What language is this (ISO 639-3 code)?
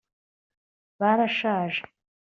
kin